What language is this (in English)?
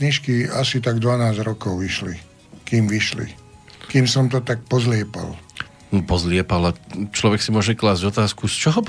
Slovak